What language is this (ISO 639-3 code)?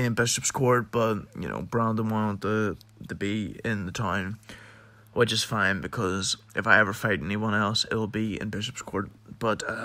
eng